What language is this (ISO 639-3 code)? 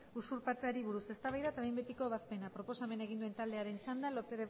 eus